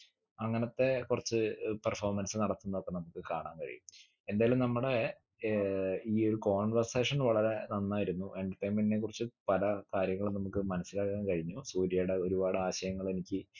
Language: Malayalam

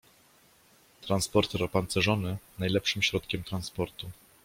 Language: Polish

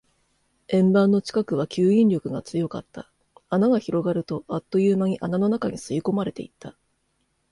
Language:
Japanese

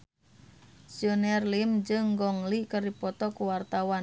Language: Sundanese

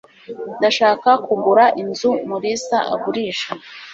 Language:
Kinyarwanda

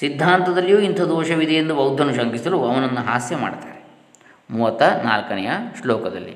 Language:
Kannada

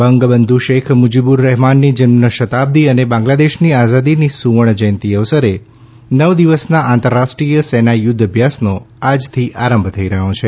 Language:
Gujarati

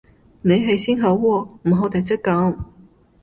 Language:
Cantonese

